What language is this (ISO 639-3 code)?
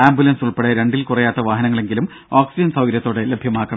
mal